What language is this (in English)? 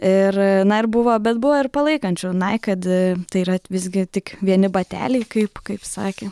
Lithuanian